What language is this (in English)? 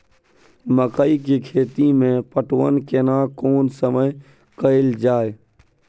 Maithili